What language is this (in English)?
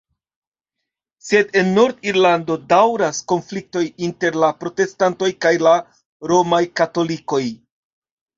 Esperanto